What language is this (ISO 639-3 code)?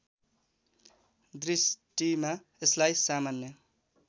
nep